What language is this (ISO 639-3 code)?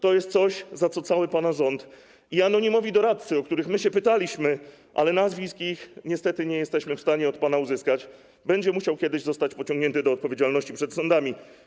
pol